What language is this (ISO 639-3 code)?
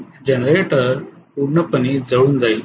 mar